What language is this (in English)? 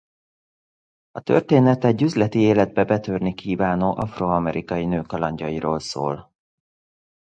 Hungarian